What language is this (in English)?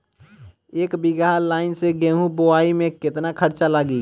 Bhojpuri